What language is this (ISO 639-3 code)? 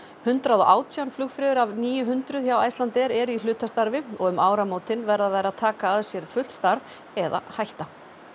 isl